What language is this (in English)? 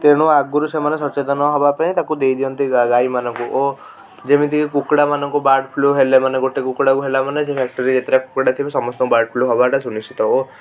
Odia